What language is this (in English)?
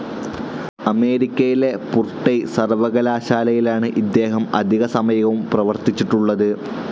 Malayalam